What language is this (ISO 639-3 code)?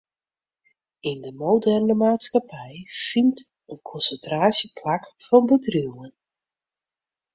fry